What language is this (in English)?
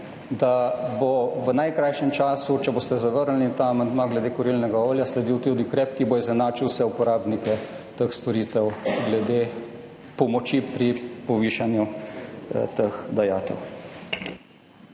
Slovenian